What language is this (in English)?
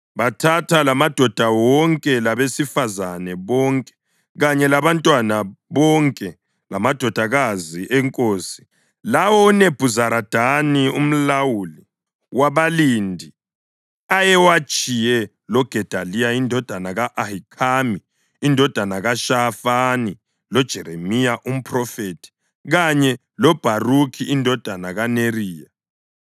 North Ndebele